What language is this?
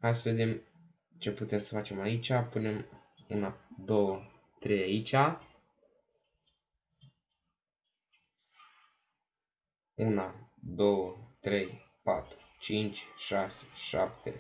Romanian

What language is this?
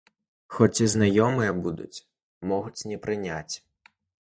Belarusian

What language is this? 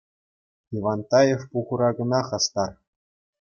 Chuvash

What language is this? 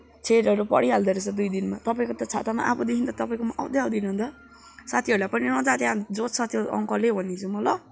Nepali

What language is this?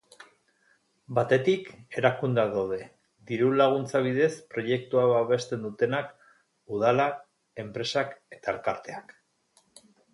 Basque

